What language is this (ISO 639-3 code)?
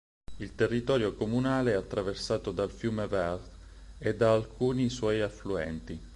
ita